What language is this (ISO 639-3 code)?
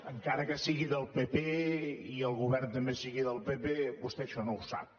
cat